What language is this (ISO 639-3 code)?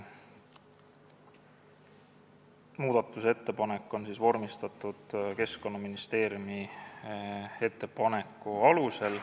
est